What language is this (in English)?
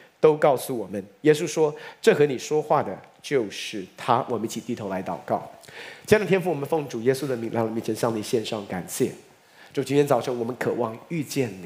Chinese